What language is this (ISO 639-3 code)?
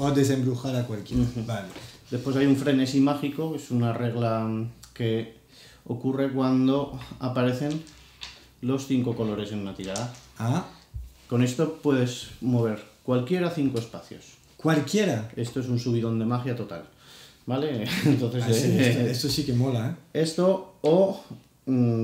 spa